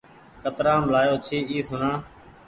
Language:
Goaria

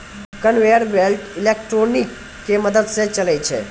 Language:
Maithili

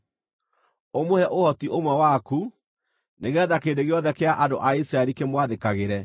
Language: Kikuyu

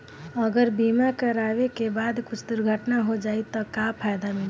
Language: Bhojpuri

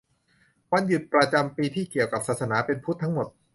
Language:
Thai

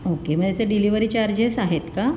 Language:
Marathi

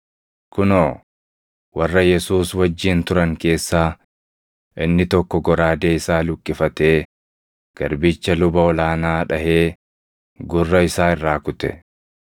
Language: Oromo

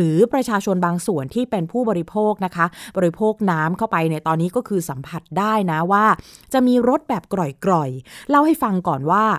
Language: Thai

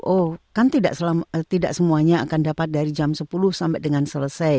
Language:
Indonesian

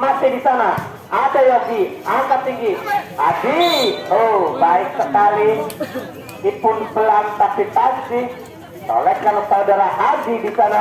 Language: Indonesian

